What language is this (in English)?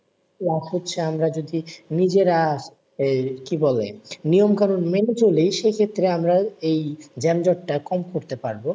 Bangla